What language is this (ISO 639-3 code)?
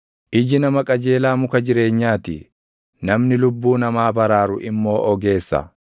orm